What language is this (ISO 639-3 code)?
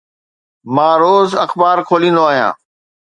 snd